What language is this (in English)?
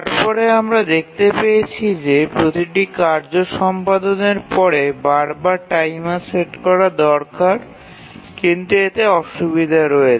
Bangla